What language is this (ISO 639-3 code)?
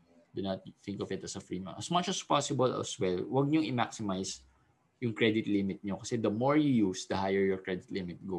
fil